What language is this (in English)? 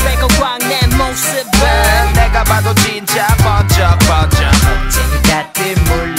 Polish